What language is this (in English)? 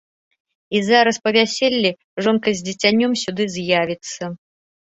Belarusian